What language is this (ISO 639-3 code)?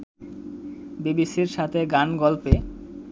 ben